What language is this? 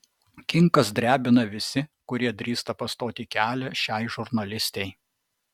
Lithuanian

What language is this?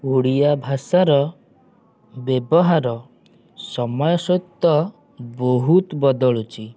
Odia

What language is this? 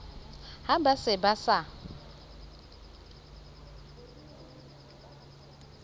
Southern Sotho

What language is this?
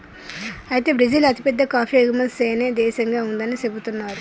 Telugu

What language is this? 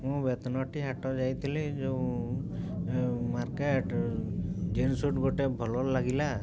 Odia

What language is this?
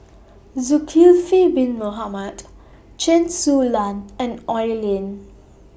English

